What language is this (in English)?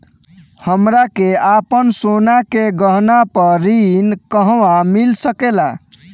Bhojpuri